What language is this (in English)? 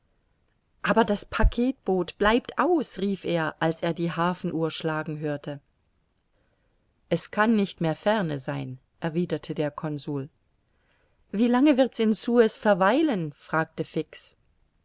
German